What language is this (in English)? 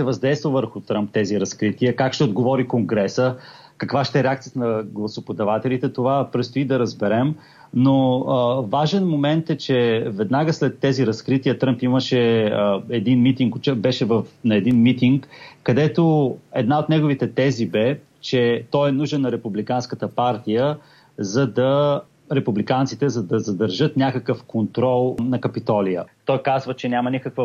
Bulgarian